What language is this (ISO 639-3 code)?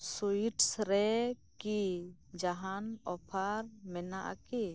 sat